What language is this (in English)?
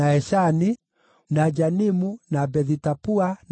Kikuyu